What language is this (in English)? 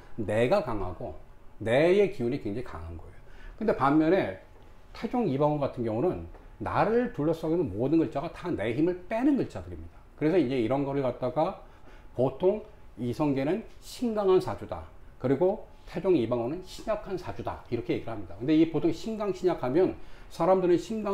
Korean